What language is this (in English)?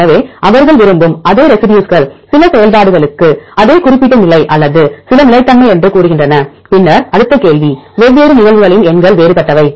Tamil